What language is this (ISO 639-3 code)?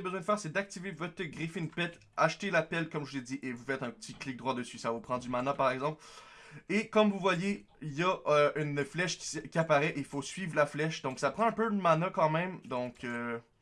fra